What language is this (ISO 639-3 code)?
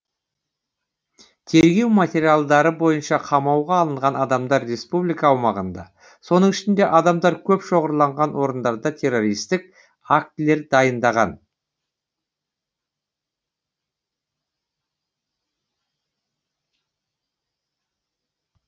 kaz